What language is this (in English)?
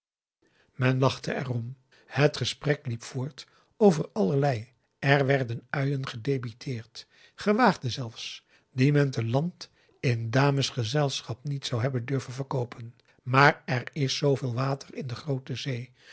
Dutch